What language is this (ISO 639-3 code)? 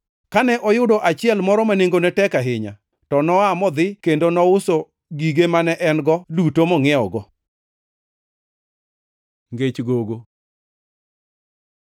luo